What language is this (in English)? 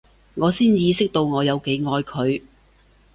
Cantonese